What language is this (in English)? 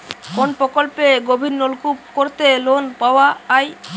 Bangla